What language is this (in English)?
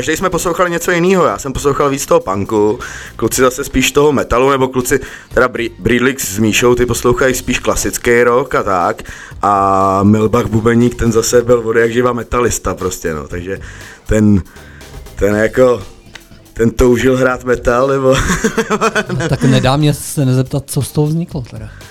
Czech